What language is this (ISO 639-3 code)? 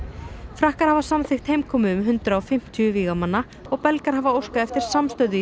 isl